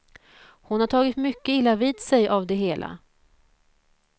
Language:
Swedish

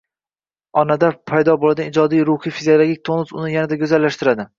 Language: Uzbek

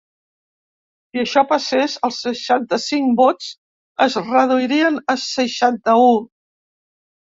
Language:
Catalan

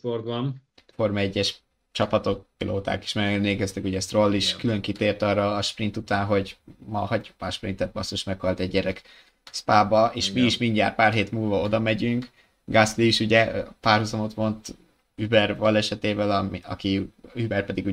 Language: Hungarian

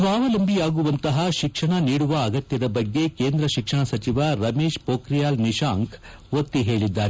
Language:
Kannada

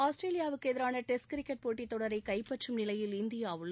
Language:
Tamil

